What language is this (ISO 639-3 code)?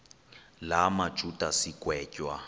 xho